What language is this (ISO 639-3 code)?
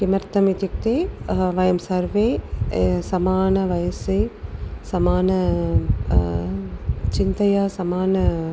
san